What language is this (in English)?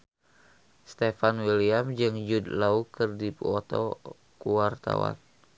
Sundanese